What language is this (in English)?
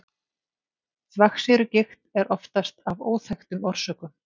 Icelandic